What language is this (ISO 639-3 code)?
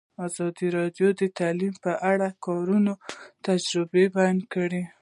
pus